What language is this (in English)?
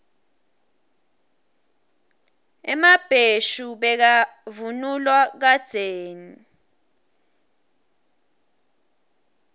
Swati